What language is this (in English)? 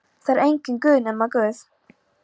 Icelandic